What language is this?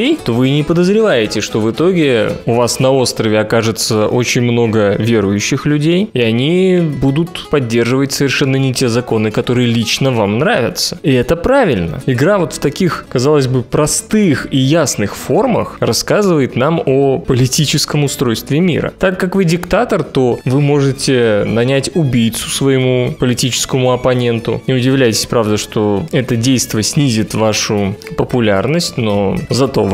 Russian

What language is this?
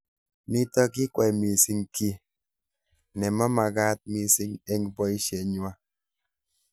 Kalenjin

